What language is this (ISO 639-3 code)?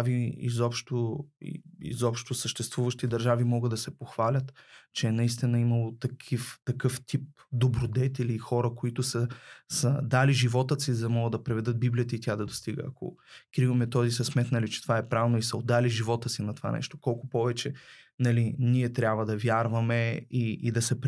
bul